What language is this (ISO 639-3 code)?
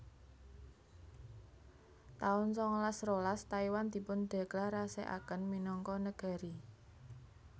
jav